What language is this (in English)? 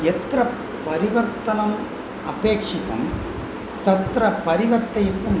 Sanskrit